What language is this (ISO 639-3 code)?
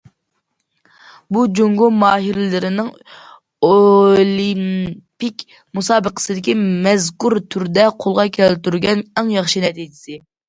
uig